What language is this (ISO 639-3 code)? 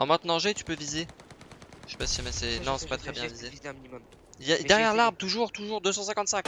fra